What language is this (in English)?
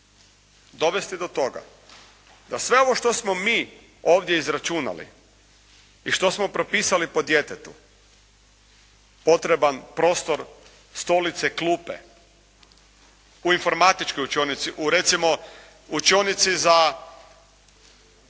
Croatian